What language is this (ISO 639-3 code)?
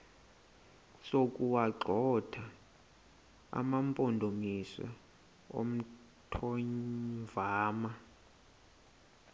xho